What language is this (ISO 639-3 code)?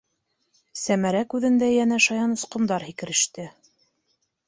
bak